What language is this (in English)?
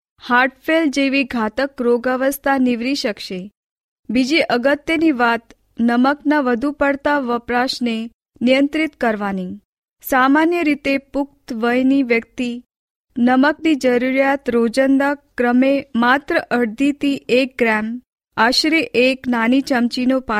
Hindi